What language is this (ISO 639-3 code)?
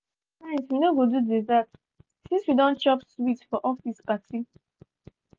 pcm